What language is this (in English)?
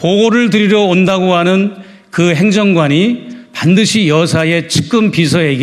Korean